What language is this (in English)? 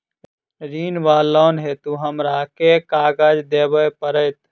Maithili